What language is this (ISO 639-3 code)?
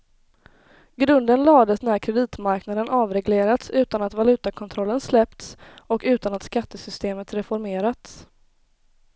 swe